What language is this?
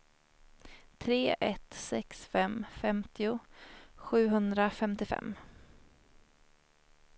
Swedish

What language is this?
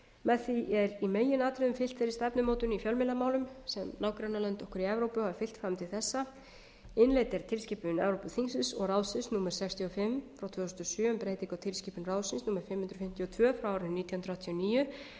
Icelandic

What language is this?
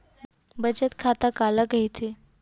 Chhattisgarhi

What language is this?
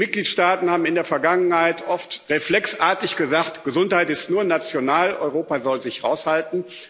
German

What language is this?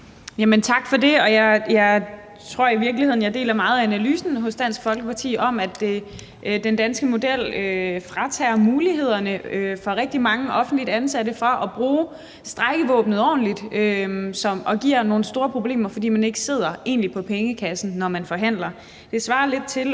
Danish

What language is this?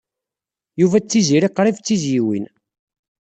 Kabyle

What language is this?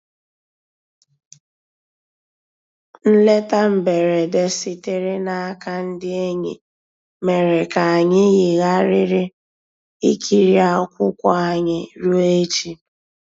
Igbo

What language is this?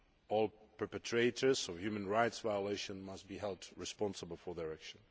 English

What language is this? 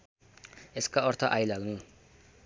Nepali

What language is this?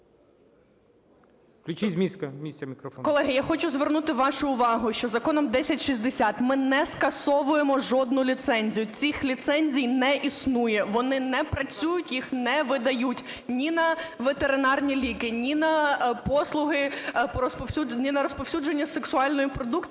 Ukrainian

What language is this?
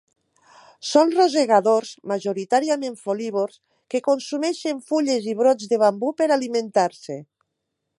Catalan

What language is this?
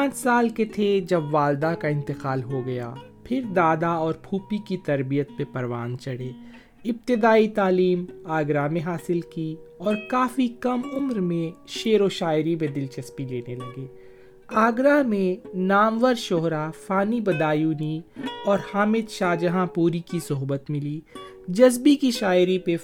Urdu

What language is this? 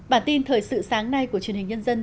Vietnamese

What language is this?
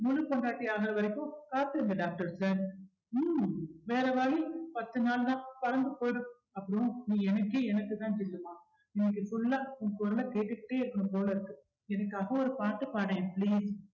Tamil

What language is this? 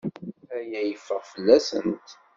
Kabyle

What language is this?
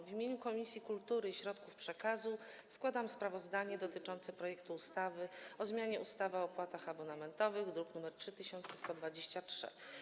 Polish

